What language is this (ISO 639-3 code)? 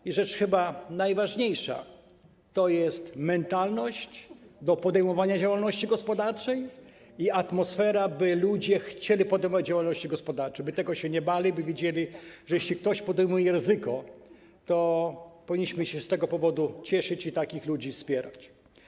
pol